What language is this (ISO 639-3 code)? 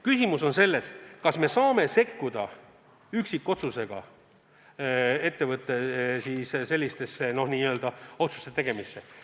est